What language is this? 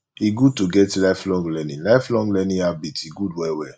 Nigerian Pidgin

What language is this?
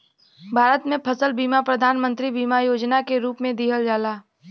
Bhojpuri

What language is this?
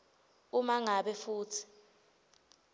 Swati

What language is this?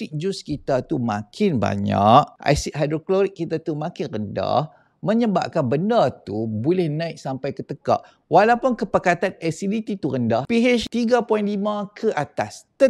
Malay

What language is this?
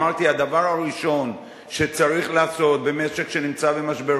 Hebrew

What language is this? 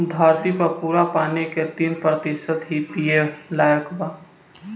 Bhojpuri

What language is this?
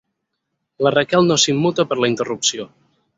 Catalan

